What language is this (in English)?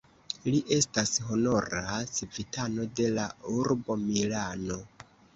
Esperanto